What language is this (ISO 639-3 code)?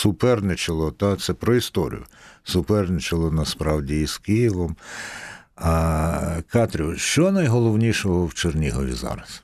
ukr